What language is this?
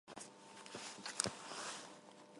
Armenian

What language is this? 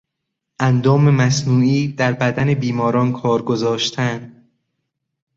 Persian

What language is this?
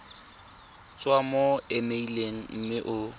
Tswana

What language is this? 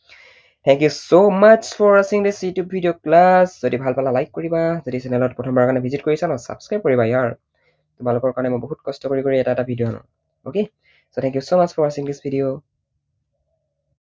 Assamese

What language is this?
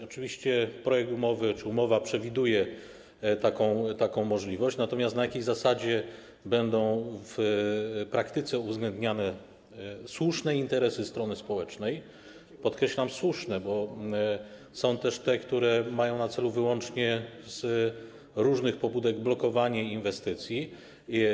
Polish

